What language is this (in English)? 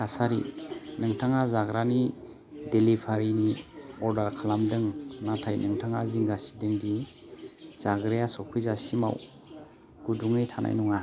Bodo